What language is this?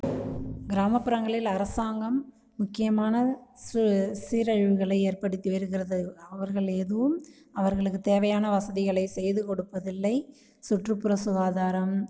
Tamil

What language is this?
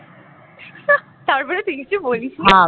Bangla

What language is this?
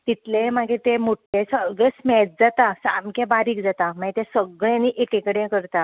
Konkani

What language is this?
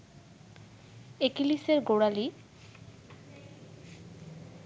Bangla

